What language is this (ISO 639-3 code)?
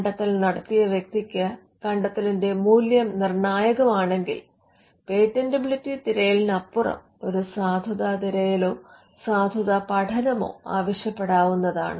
mal